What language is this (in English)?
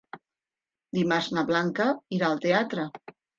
Catalan